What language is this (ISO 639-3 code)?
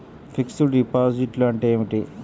tel